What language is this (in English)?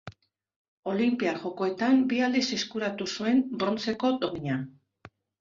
Basque